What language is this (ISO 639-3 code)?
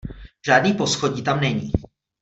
ces